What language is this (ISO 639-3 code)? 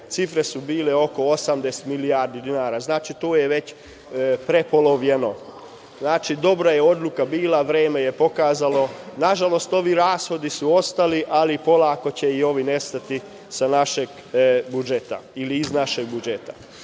srp